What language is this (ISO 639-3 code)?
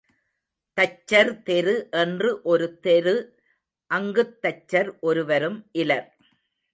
tam